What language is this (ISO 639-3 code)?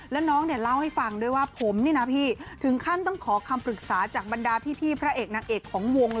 tha